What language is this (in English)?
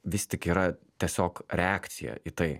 Lithuanian